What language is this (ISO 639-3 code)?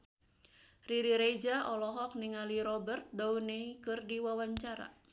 sun